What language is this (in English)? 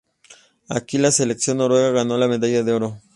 Spanish